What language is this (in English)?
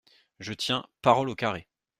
French